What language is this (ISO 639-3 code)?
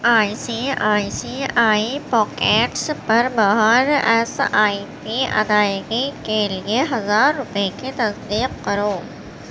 urd